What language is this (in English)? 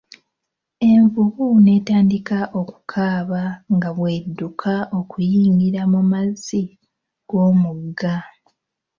Ganda